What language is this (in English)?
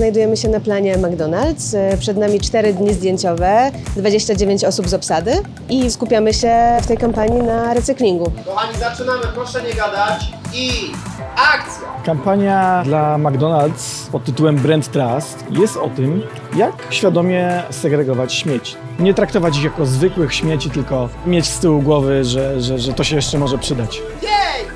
Polish